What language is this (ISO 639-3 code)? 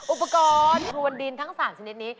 tha